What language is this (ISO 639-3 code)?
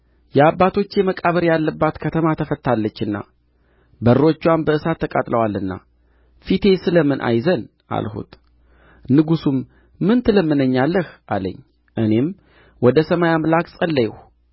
amh